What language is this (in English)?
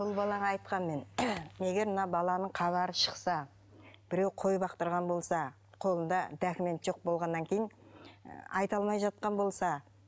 Kazakh